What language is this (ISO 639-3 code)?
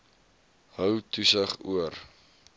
afr